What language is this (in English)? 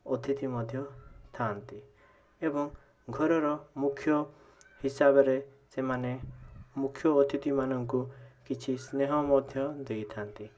Odia